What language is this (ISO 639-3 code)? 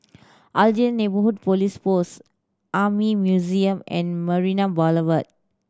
eng